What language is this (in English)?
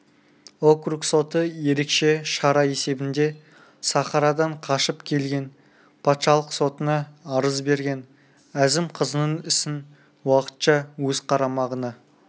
Kazakh